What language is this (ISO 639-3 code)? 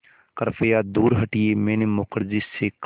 hin